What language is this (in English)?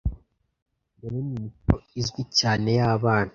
Kinyarwanda